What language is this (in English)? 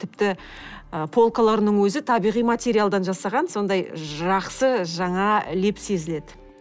Kazakh